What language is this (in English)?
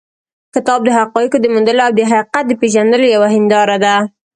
Pashto